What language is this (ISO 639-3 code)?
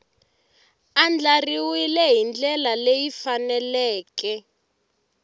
tso